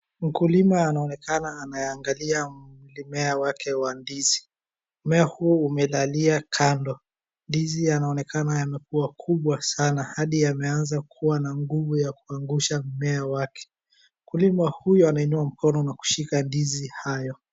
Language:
Swahili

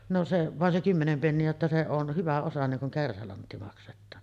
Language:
Finnish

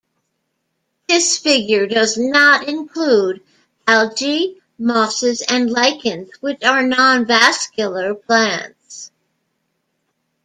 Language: English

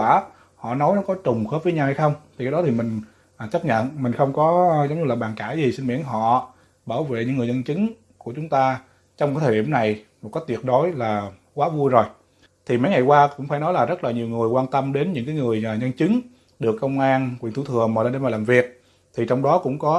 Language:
Vietnamese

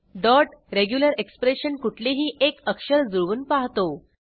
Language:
Marathi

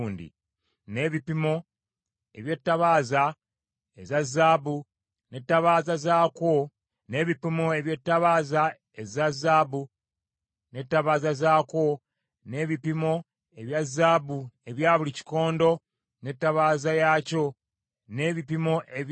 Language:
Ganda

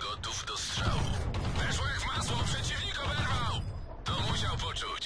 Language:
Polish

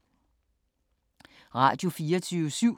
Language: Danish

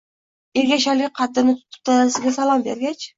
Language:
Uzbek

